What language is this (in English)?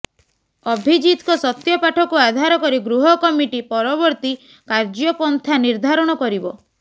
Odia